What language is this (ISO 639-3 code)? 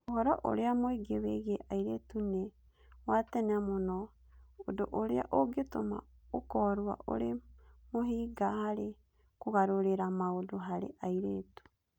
kik